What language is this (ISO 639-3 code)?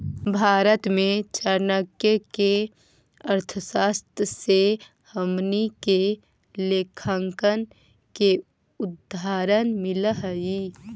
mag